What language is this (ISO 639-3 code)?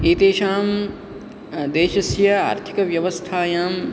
san